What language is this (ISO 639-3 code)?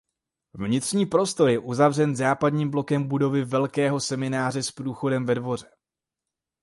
ces